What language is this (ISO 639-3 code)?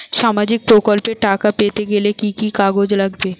ben